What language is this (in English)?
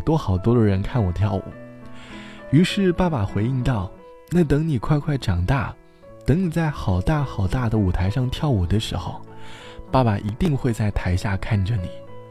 Chinese